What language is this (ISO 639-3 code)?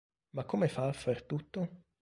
ita